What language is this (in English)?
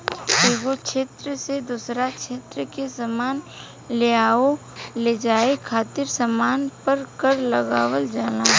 Bhojpuri